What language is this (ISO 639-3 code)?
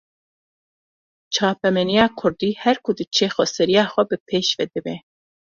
kur